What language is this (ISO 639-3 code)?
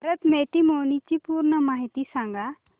mar